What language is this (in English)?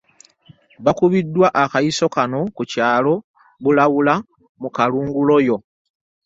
Ganda